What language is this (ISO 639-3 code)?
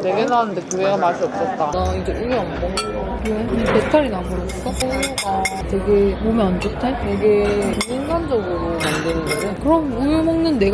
kor